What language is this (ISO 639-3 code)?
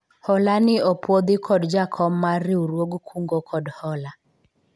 luo